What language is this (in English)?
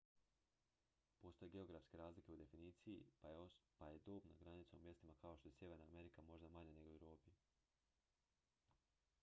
Croatian